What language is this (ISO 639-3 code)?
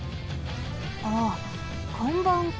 jpn